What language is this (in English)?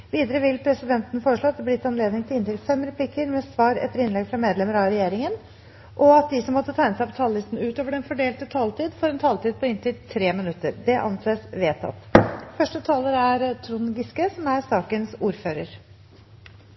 Norwegian Bokmål